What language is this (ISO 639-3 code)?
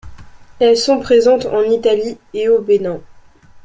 fra